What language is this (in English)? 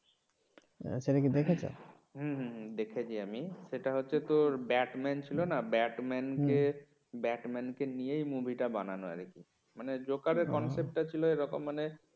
Bangla